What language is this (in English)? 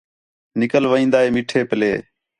Khetrani